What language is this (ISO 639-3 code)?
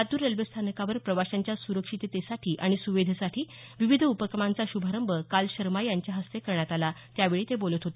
mar